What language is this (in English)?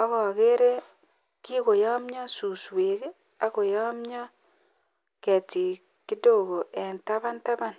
Kalenjin